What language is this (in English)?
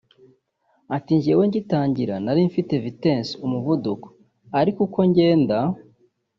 Kinyarwanda